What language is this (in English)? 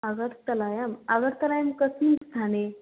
Sanskrit